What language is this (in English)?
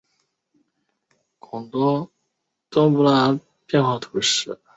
Chinese